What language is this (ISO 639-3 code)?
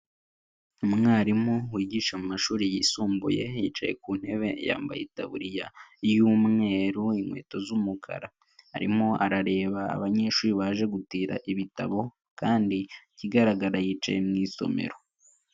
kin